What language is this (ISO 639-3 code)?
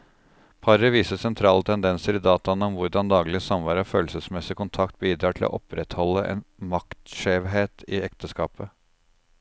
nor